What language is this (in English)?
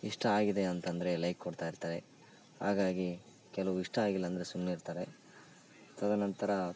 Kannada